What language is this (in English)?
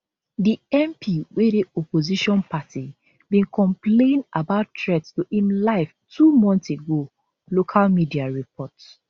Nigerian Pidgin